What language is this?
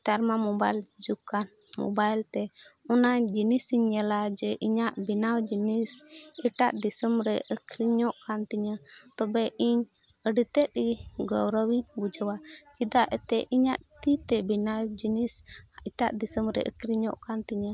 Santali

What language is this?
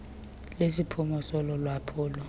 Xhosa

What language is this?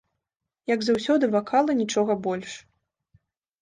Belarusian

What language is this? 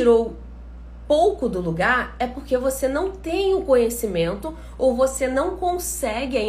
Portuguese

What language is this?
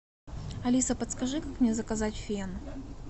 Russian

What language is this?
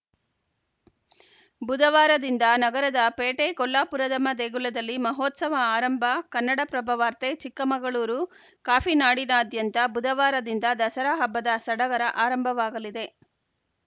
Kannada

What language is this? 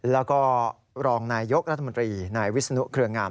Thai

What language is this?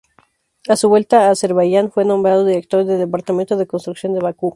Spanish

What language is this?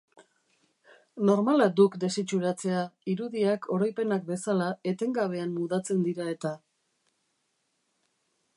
Basque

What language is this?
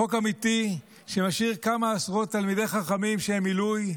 Hebrew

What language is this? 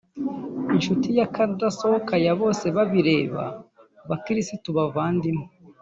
Kinyarwanda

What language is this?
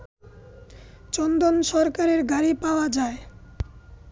Bangla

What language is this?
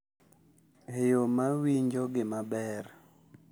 Luo (Kenya and Tanzania)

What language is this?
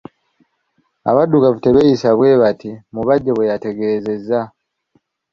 Ganda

